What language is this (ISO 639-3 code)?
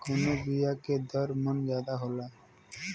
bho